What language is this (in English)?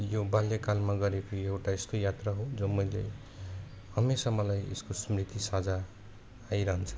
Nepali